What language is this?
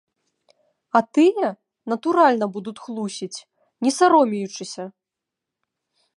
Belarusian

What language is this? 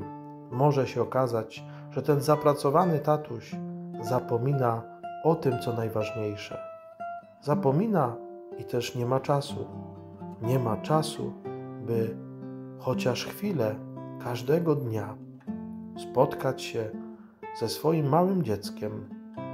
Polish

